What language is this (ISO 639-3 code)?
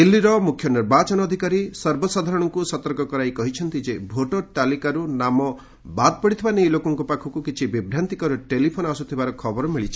ori